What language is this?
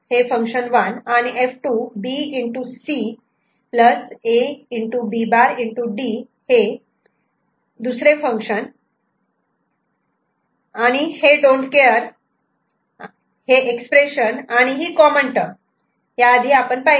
Marathi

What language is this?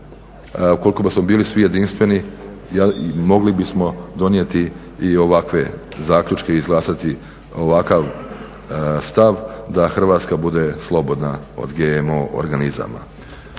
Croatian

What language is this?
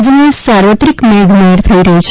Gujarati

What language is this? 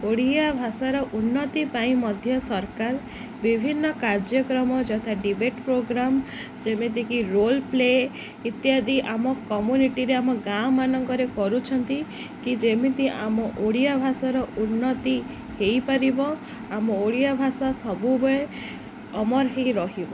Odia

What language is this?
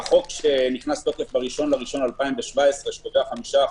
Hebrew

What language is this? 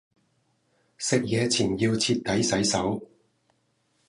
Cantonese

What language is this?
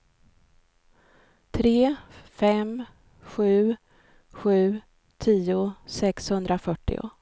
Swedish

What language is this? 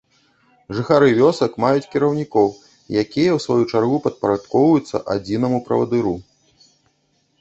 Belarusian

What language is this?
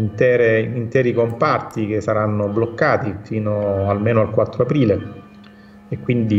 Italian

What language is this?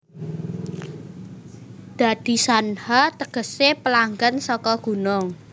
Javanese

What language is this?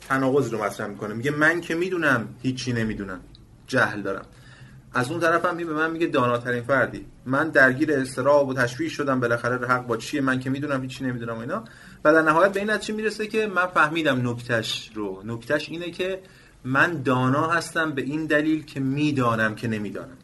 Persian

